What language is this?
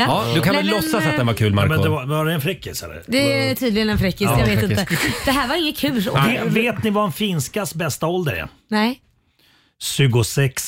Swedish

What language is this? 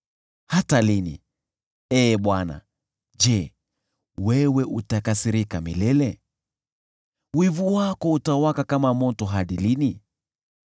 Swahili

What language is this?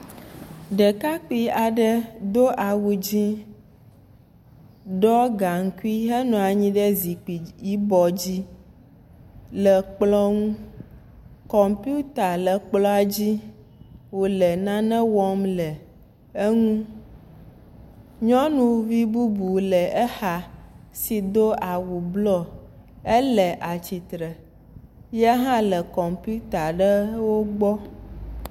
Ewe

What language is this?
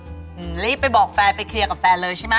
Thai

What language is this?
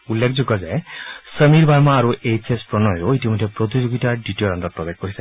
Assamese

